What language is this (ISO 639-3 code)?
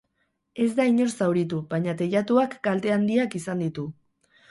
eus